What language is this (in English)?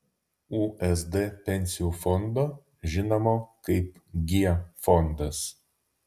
Lithuanian